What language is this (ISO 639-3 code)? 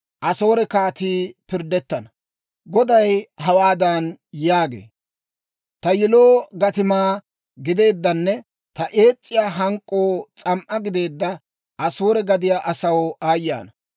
dwr